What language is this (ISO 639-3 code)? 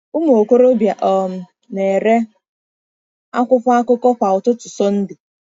ibo